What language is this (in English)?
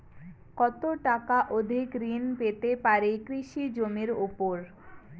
Bangla